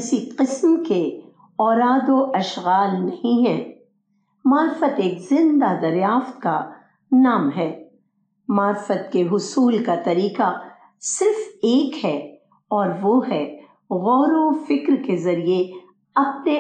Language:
Urdu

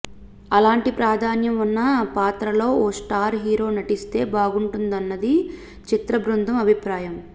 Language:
Telugu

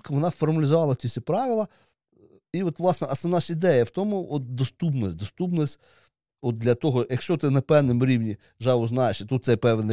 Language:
Ukrainian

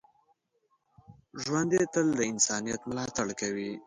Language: Pashto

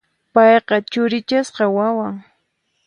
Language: Puno Quechua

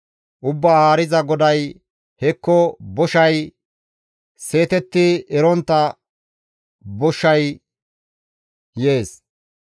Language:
Gamo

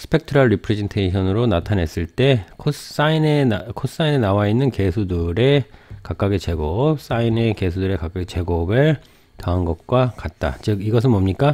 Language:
Korean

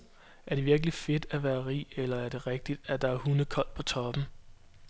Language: Danish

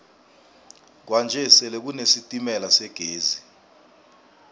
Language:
South Ndebele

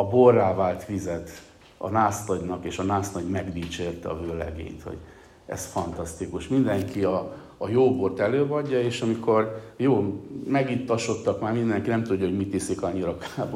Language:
Hungarian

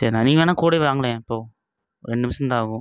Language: Tamil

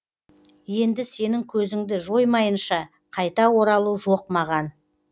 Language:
Kazakh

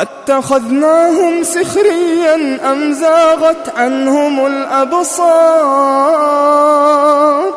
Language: Arabic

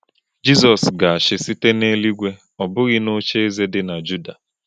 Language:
Igbo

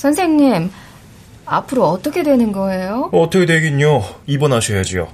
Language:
Korean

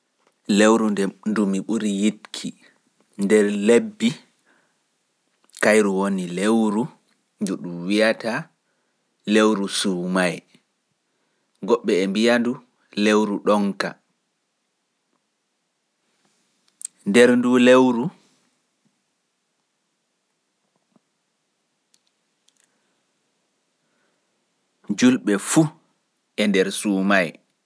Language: Pular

